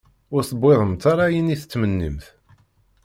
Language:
Kabyle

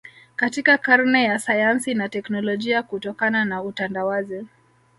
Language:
Swahili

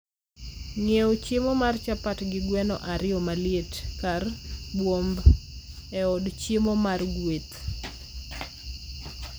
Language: Luo (Kenya and Tanzania)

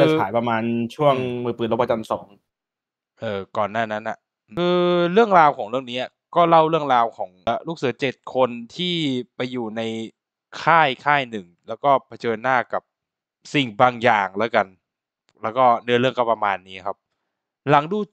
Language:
Thai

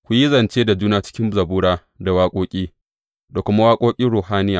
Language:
Hausa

